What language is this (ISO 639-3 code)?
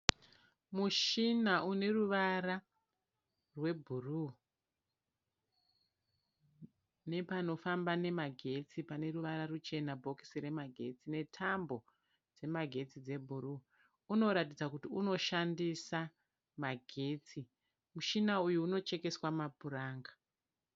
sna